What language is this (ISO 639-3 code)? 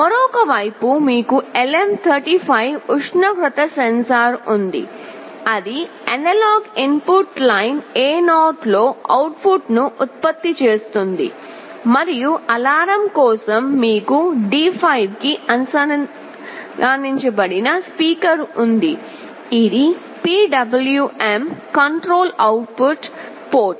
tel